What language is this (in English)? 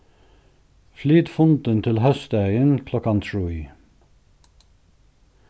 Faroese